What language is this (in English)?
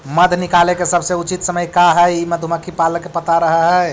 Magahi